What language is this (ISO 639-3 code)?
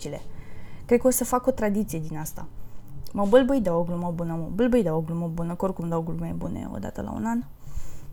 ron